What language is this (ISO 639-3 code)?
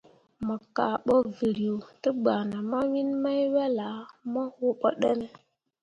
mua